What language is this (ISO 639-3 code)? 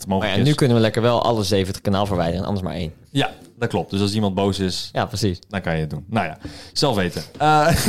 nld